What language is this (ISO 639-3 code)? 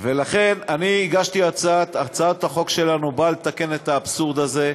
heb